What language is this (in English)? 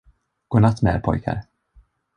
Swedish